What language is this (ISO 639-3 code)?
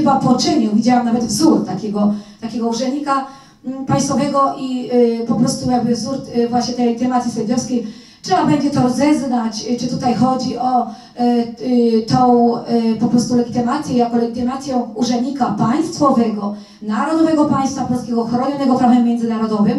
pol